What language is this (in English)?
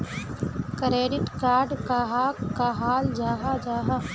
Magahi